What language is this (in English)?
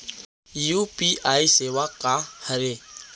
Chhattisgarhi